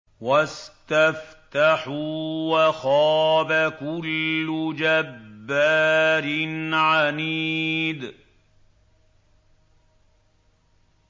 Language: Arabic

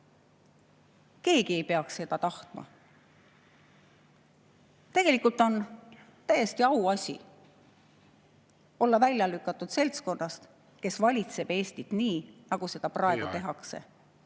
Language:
Estonian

